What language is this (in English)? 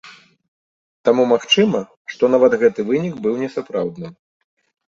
Belarusian